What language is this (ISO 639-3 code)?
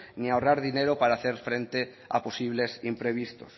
spa